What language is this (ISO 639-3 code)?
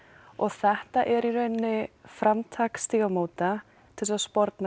isl